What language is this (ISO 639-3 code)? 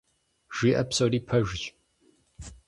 kbd